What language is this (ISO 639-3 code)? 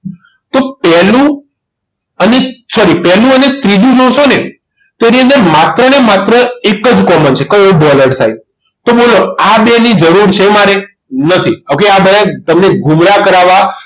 guj